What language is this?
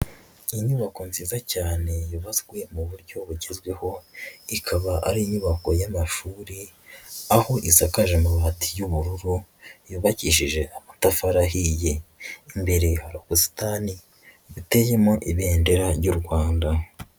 Kinyarwanda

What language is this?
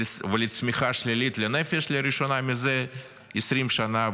Hebrew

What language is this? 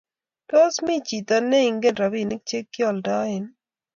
Kalenjin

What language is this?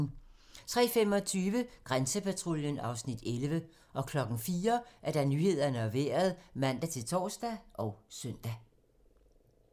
Danish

